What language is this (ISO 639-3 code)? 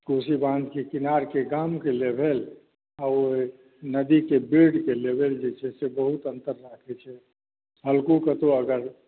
mai